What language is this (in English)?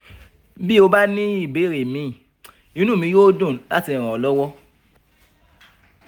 Yoruba